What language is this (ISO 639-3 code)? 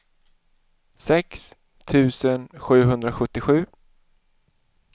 swe